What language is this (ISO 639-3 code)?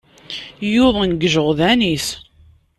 kab